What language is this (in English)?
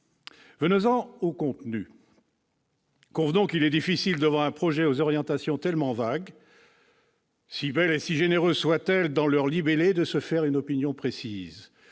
French